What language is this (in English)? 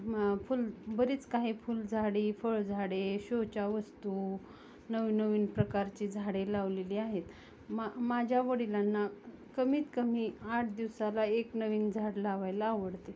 Marathi